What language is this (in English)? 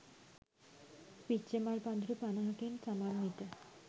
Sinhala